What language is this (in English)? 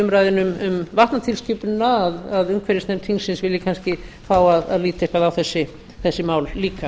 Icelandic